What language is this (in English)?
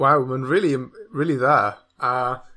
Welsh